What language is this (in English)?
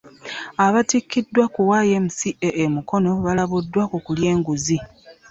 Ganda